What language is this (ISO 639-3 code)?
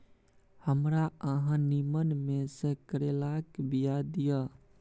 mai